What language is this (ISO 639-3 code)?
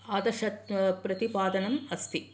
san